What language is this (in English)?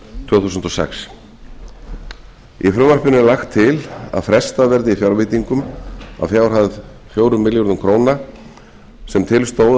Icelandic